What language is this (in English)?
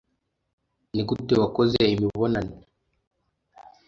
Kinyarwanda